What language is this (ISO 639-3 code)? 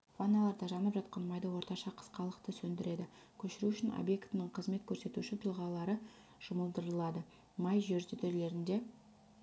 kaz